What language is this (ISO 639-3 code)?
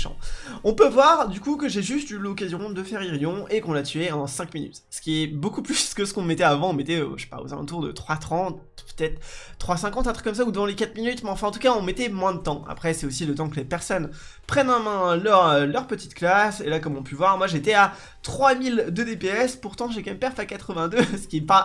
fra